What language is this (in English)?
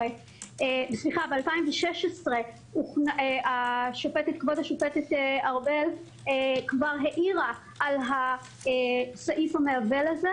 Hebrew